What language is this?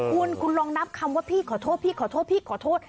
Thai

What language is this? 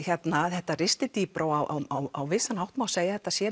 Icelandic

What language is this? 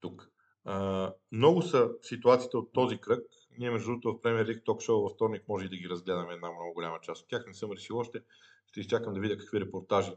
Bulgarian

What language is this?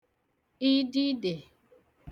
Igbo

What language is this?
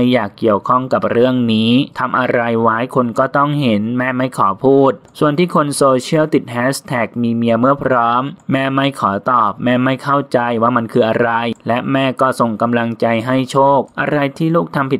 Thai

